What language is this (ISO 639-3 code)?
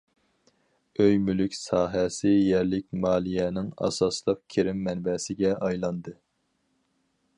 uig